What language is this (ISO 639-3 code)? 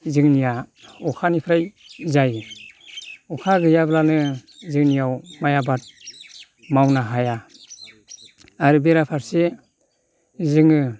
brx